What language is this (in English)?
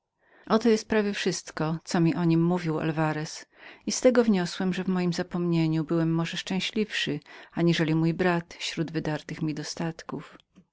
Polish